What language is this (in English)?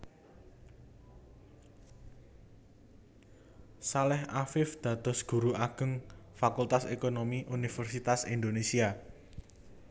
Javanese